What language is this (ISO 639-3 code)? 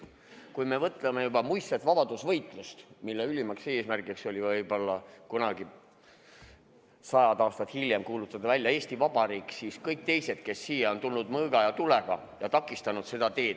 est